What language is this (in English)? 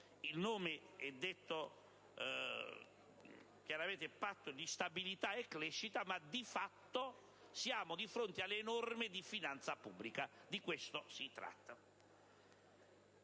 Italian